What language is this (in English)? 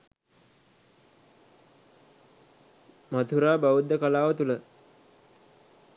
Sinhala